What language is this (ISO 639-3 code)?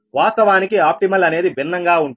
tel